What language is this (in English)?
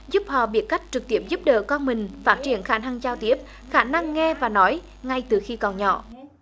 Vietnamese